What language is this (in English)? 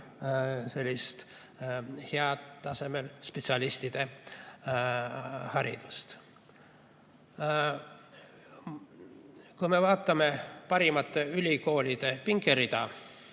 Estonian